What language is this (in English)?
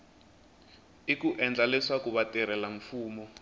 Tsonga